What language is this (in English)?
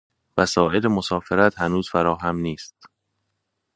Persian